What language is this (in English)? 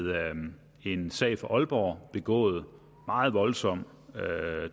Danish